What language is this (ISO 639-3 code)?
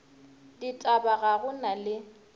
nso